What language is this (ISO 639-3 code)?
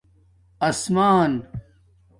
dmk